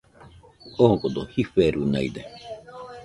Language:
Nüpode Huitoto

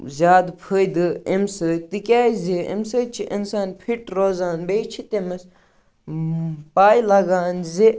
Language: Kashmiri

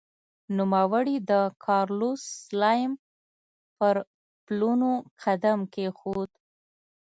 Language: Pashto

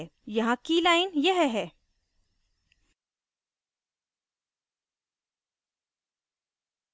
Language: Hindi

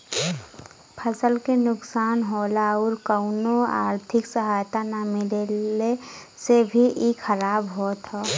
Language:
Bhojpuri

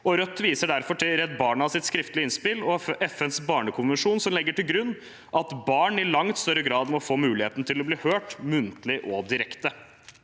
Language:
Norwegian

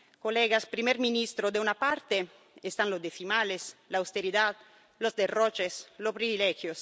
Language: Spanish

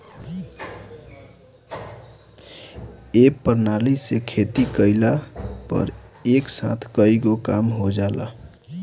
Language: Bhojpuri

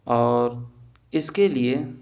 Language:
Urdu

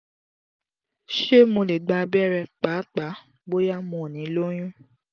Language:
Yoruba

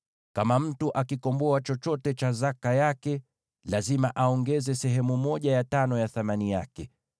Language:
Swahili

